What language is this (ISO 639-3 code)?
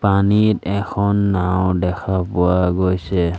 asm